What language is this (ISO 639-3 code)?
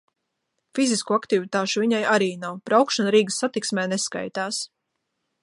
lav